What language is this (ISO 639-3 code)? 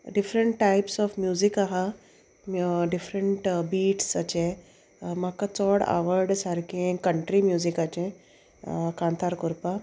kok